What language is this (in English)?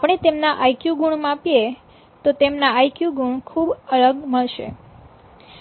Gujarati